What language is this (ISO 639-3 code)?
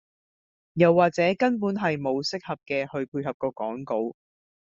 yue